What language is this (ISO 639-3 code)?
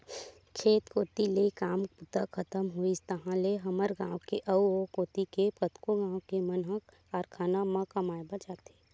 hne